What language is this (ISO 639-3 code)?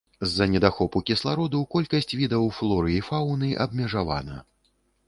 bel